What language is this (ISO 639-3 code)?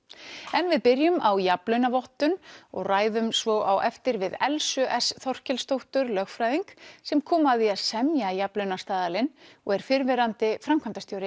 isl